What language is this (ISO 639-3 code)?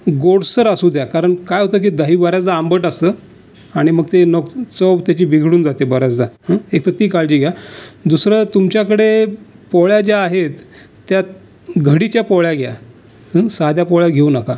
mar